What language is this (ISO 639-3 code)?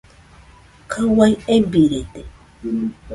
hux